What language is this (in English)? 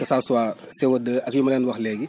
Wolof